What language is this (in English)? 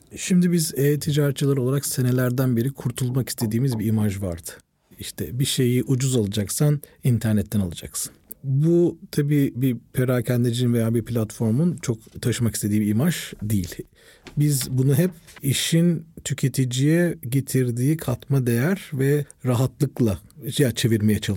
Turkish